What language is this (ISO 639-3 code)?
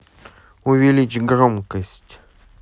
rus